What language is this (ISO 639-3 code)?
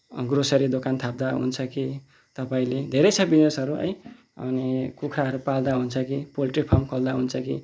nep